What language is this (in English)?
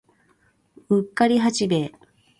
Japanese